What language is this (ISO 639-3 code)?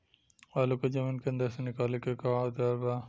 bho